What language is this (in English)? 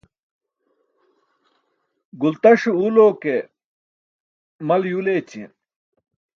Burushaski